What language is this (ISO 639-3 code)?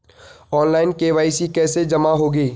hin